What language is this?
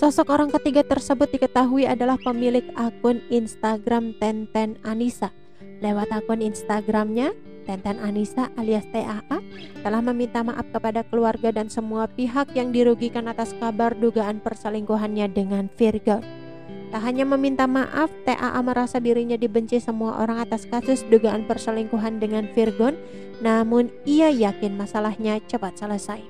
Indonesian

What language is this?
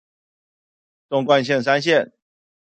Chinese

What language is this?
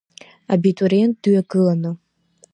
Abkhazian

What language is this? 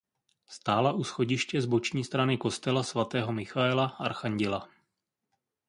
Czech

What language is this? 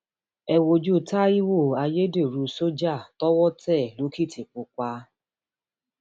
Yoruba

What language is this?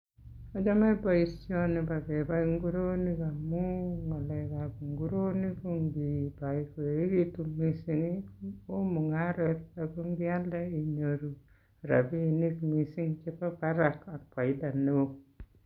Kalenjin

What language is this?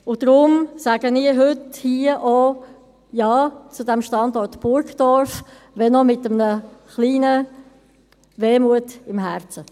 Swiss German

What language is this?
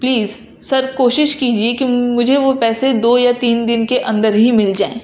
Urdu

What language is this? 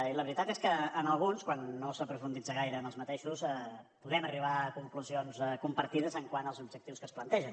Catalan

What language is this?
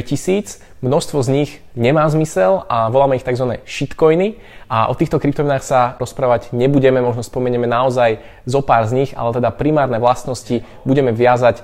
Slovak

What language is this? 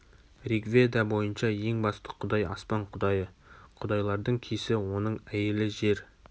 Kazakh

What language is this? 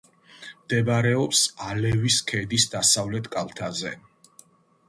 Georgian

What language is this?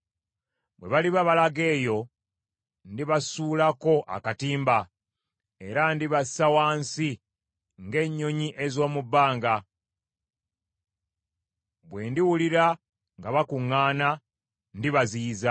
Ganda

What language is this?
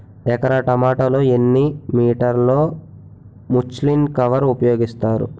Telugu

